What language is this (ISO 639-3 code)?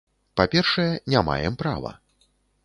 bel